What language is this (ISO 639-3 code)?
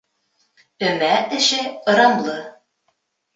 bak